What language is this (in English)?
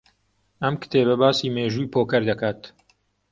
Central Kurdish